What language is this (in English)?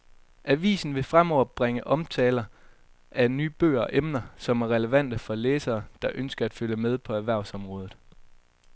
Danish